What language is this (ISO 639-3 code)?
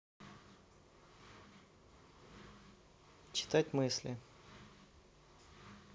rus